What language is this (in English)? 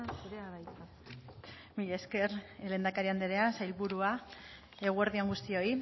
Basque